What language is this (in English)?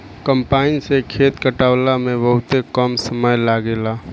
Bhojpuri